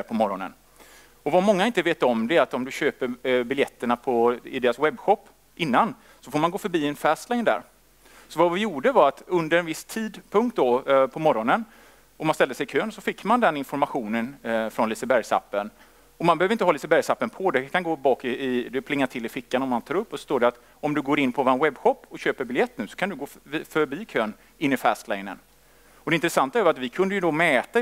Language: Swedish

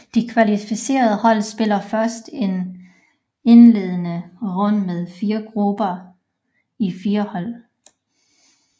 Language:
Danish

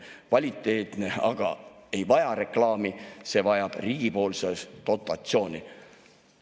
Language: Estonian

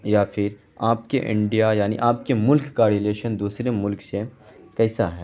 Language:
Urdu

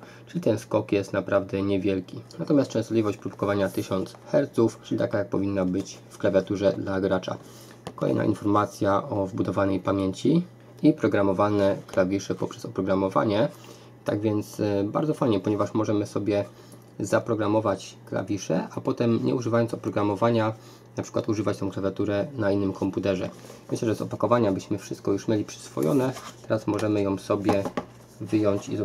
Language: Polish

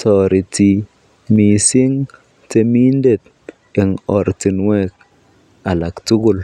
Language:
Kalenjin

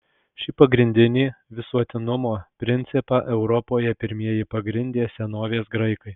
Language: Lithuanian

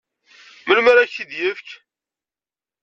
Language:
Kabyle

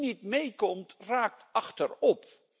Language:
Dutch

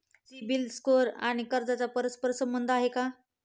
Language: Marathi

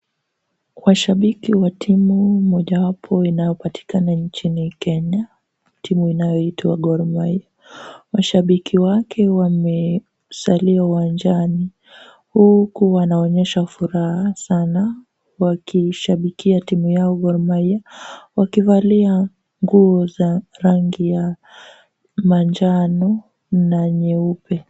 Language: Swahili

